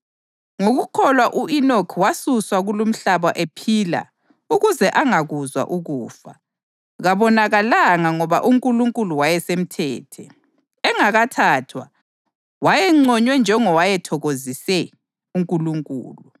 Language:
North Ndebele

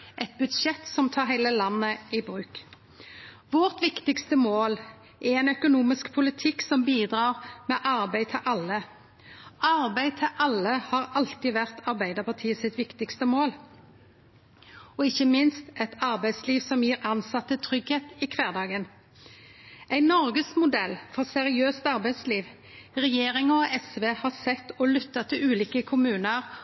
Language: Norwegian Nynorsk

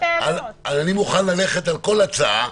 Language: Hebrew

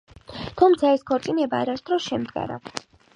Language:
Georgian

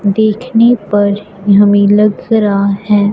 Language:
Hindi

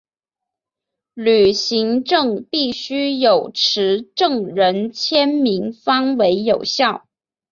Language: Chinese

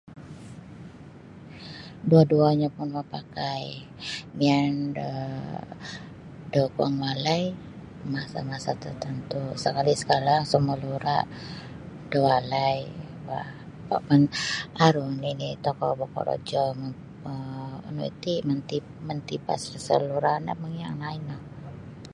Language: Sabah Bisaya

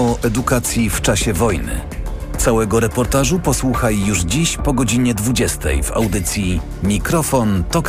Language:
Polish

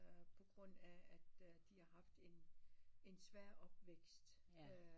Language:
Danish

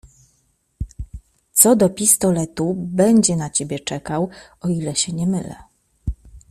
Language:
Polish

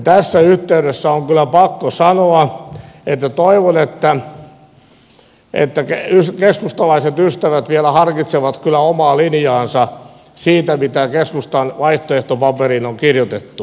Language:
Finnish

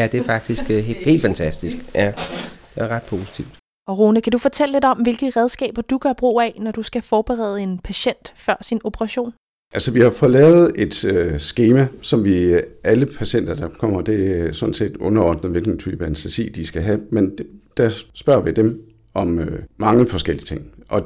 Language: Danish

